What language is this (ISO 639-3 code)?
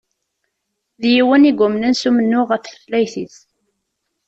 kab